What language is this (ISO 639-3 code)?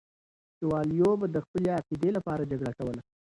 pus